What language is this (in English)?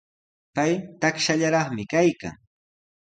Sihuas Ancash Quechua